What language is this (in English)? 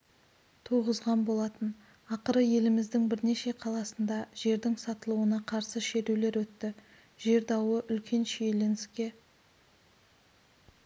Kazakh